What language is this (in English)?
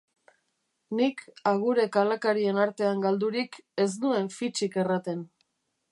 Basque